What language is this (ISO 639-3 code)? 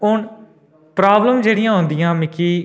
doi